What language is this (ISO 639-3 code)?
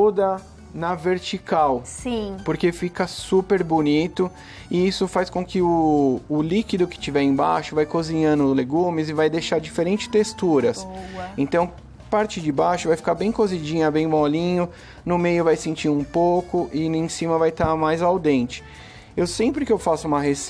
por